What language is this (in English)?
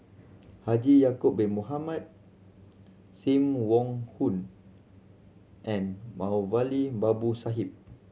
English